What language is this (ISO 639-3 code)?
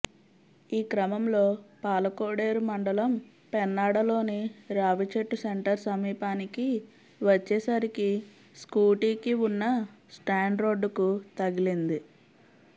tel